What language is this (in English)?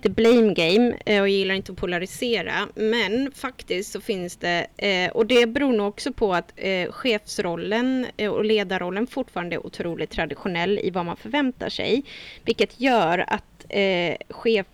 Swedish